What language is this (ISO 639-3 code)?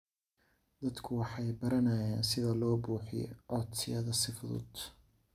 som